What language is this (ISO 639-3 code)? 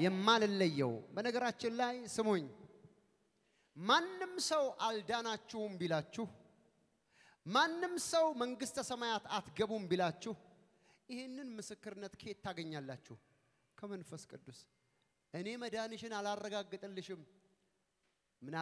ara